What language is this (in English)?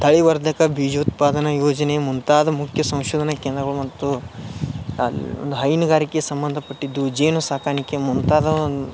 Kannada